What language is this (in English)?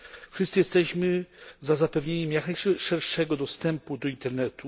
Polish